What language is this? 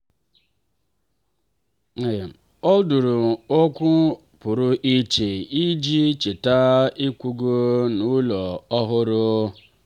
Igbo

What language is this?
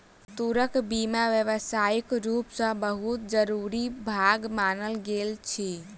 Maithili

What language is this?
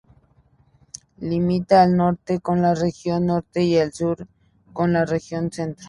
Spanish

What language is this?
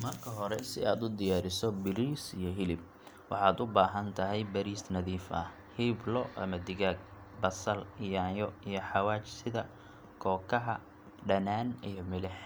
Somali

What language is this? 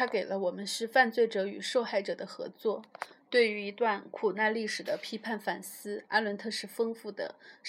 Chinese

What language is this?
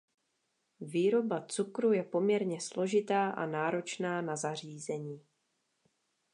Czech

